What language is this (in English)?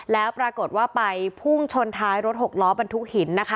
Thai